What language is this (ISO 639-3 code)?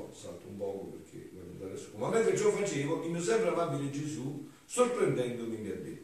ita